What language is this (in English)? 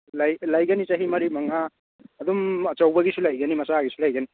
Manipuri